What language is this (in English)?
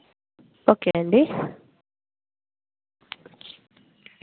Telugu